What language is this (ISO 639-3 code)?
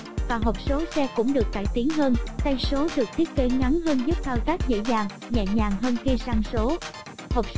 vie